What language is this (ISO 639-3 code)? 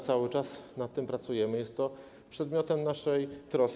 pol